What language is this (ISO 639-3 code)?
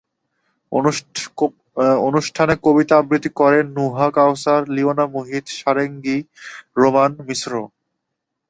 ben